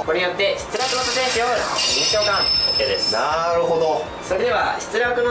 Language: Japanese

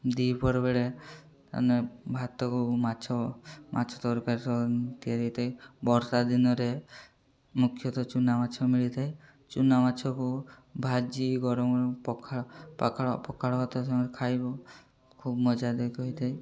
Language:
Odia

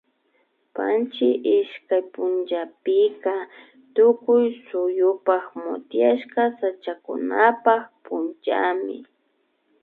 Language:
Imbabura Highland Quichua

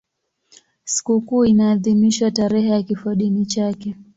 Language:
Swahili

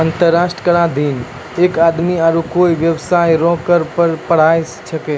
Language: Maithili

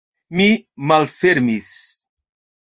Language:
Esperanto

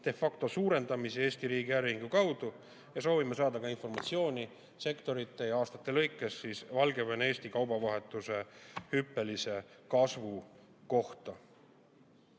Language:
Estonian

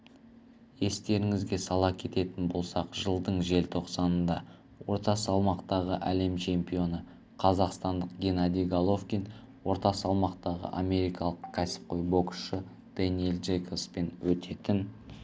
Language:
Kazakh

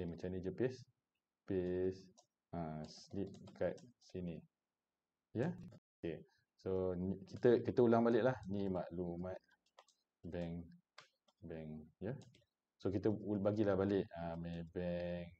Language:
Malay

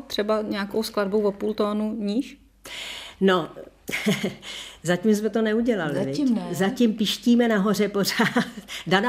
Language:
Czech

